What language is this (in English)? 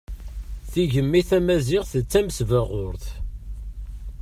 Kabyle